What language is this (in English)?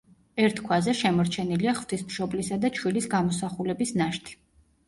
Georgian